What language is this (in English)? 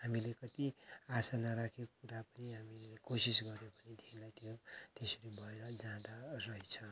Nepali